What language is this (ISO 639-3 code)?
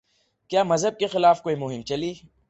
urd